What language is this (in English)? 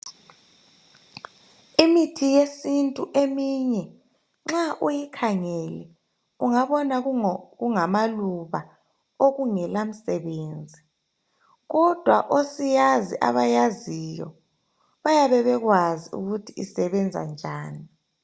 North Ndebele